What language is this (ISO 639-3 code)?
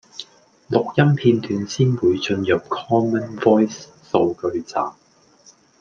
yue